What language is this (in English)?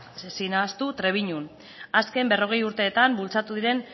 Basque